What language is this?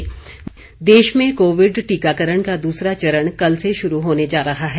Hindi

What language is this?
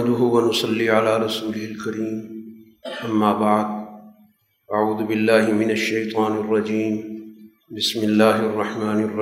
Urdu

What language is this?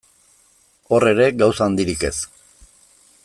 Basque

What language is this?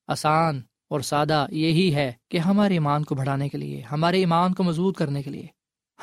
Urdu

